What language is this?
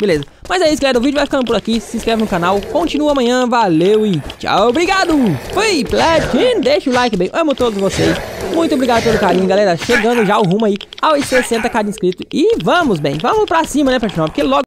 Portuguese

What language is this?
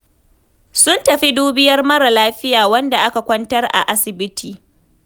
Hausa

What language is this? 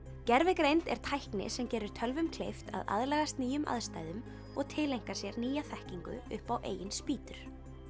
Icelandic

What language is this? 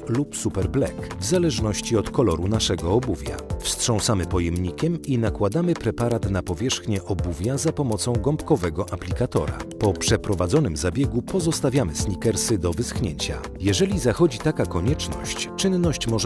Polish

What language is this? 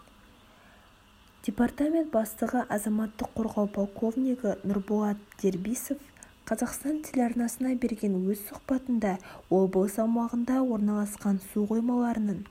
Kazakh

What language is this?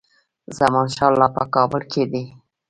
Pashto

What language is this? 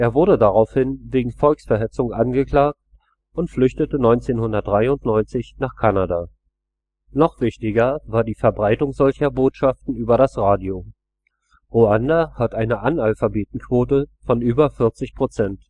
German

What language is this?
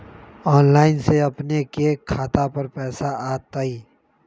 Magahi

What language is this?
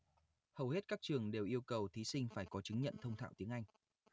Vietnamese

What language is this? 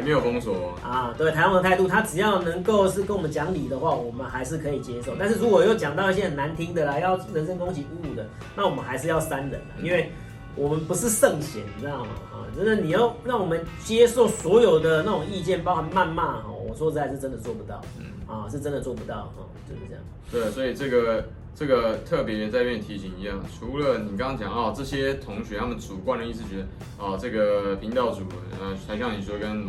Chinese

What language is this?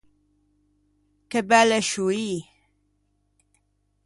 Ligurian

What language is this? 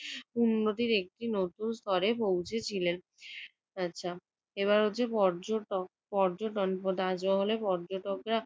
Bangla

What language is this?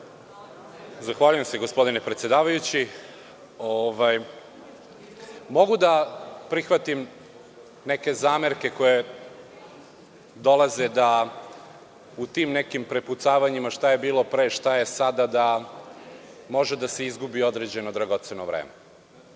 Serbian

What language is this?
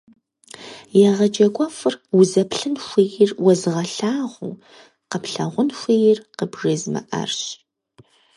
Kabardian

